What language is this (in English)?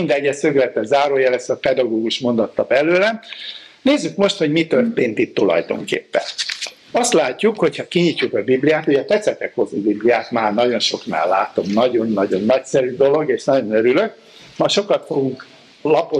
Hungarian